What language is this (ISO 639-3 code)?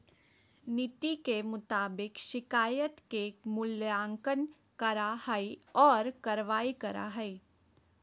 mag